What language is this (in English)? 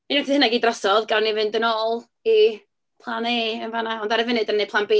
Welsh